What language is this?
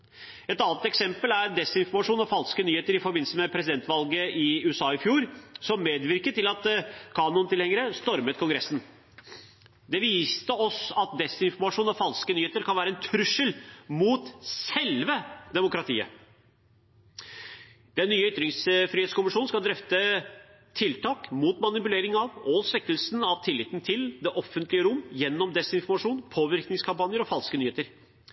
Norwegian Bokmål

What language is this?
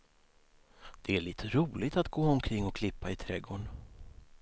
Swedish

